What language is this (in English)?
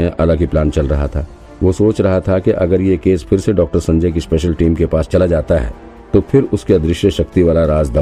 Hindi